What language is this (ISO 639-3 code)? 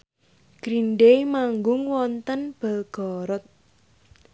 jav